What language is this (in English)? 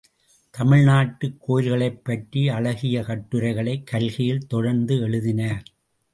Tamil